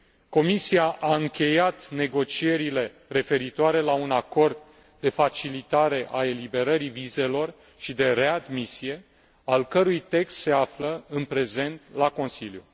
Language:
Romanian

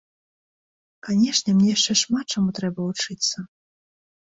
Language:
Belarusian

